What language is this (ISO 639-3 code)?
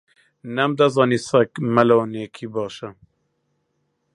ckb